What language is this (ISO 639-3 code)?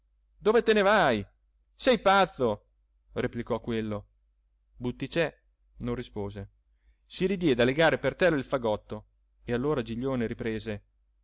ita